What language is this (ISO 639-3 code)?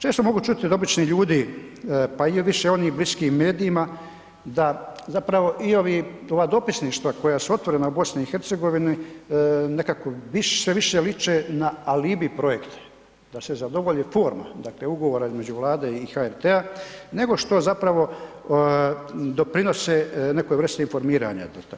hrv